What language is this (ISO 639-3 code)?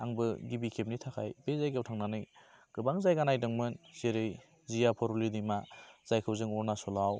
brx